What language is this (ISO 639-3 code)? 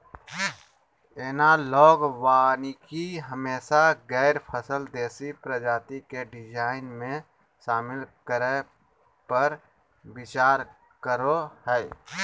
mag